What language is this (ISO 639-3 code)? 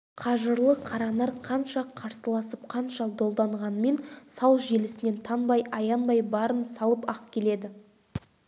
kaz